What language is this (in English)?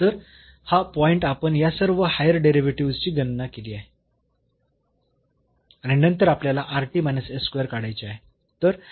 Marathi